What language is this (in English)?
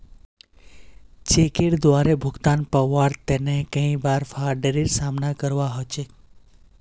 Magahi